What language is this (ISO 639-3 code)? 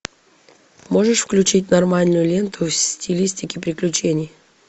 rus